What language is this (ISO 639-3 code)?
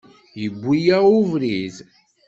kab